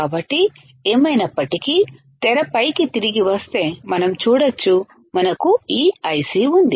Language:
Telugu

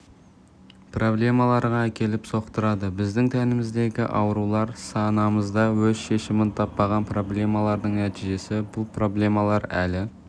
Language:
Kazakh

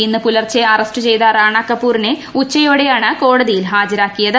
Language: Malayalam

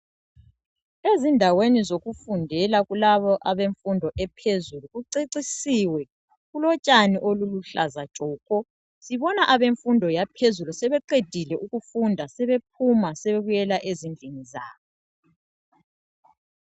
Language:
North Ndebele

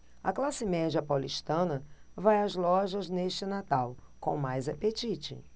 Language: Portuguese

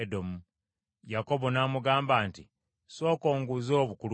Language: Ganda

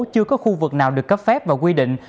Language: Vietnamese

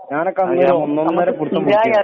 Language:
Malayalam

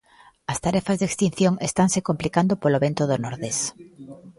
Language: Galician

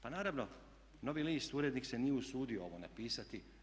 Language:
Croatian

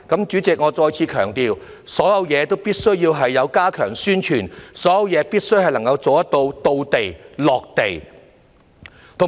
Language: Cantonese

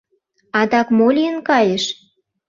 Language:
Mari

